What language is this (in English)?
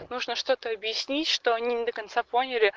Russian